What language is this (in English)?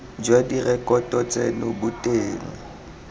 Tswana